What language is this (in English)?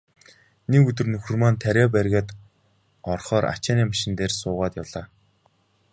Mongolian